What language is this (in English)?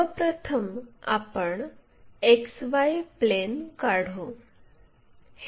Marathi